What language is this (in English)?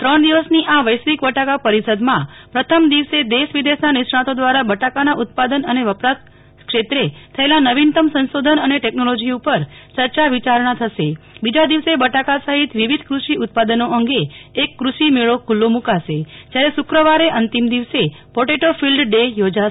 Gujarati